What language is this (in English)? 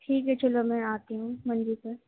Urdu